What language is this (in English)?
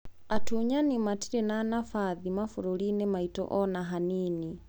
Kikuyu